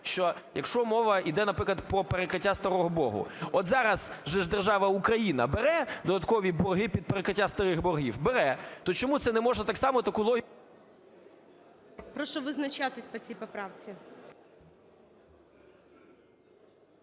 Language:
Ukrainian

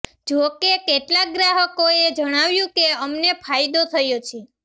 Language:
Gujarati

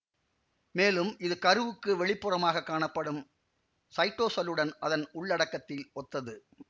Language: Tamil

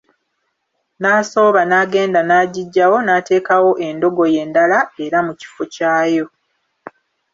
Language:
Ganda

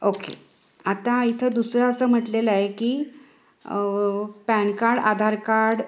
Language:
Marathi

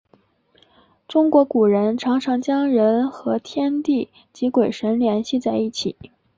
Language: Chinese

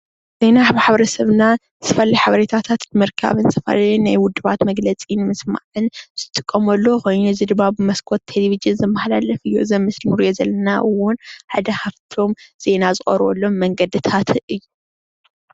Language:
Tigrinya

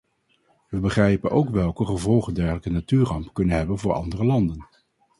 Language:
Dutch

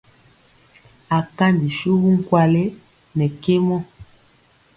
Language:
Mpiemo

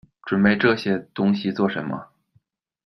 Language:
Chinese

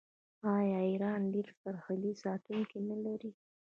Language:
Pashto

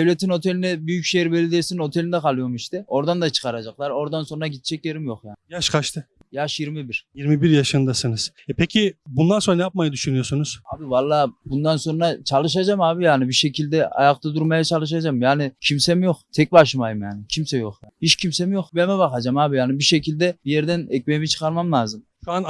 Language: Turkish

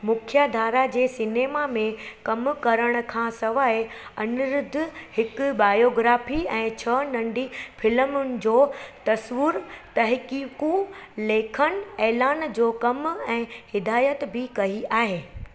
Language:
Sindhi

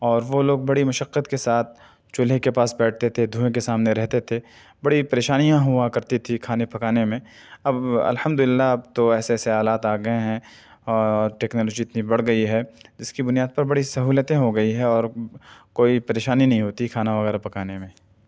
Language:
Urdu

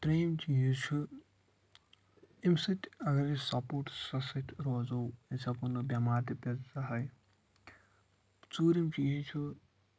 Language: Kashmiri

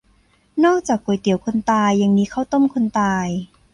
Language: Thai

